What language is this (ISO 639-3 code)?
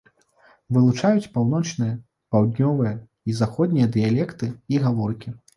bel